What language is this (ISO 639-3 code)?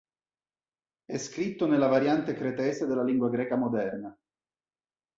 ita